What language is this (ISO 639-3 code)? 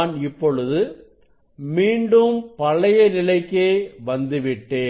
tam